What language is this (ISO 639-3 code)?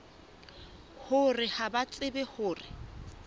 sot